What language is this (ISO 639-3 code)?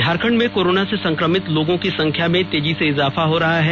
hin